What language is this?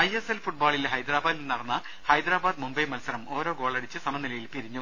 Malayalam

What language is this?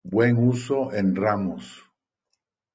Spanish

